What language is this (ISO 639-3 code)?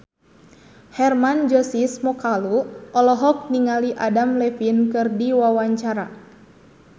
sun